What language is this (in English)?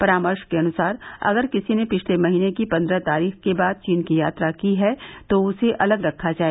Hindi